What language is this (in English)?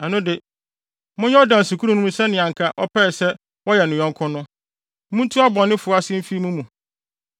Akan